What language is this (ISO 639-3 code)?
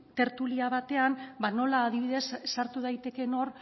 eus